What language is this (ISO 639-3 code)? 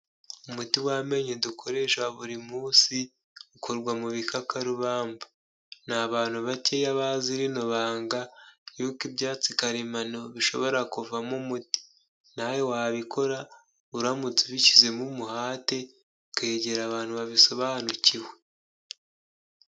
kin